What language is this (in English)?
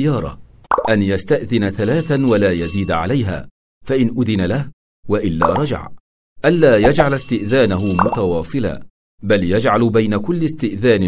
Arabic